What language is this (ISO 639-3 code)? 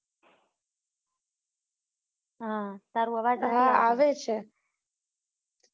guj